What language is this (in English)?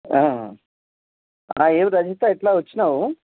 Telugu